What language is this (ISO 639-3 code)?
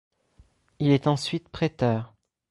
fra